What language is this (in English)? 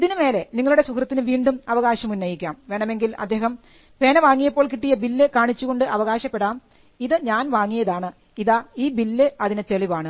Malayalam